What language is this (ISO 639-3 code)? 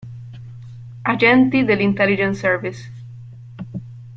ita